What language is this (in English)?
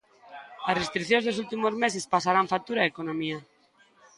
Galician